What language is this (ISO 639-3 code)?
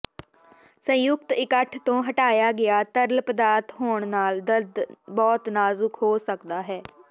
pan